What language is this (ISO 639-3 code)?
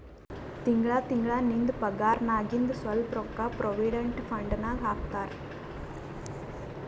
kan